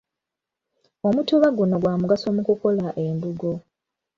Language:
Ganda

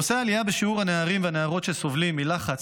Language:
Hebrew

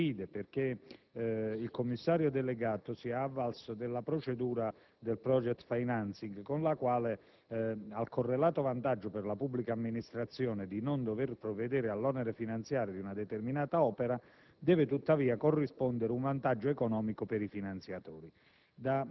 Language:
Italian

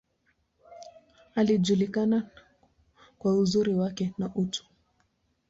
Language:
Swahili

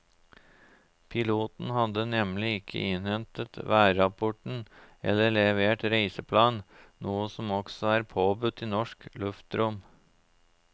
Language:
Norwegian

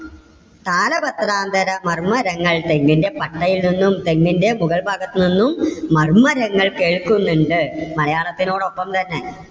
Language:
Malayalam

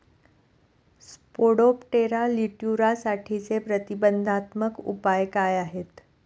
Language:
Marathi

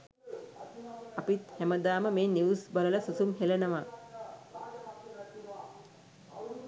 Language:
Sinhala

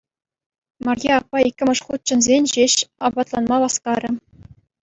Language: Chuvash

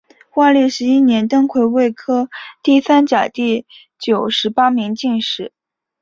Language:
Chinese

